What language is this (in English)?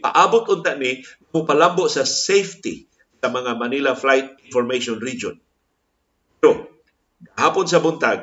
Filipino